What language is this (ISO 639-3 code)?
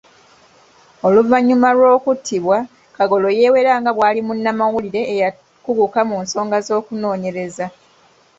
lug